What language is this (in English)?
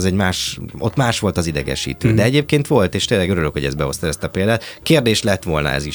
Hungarian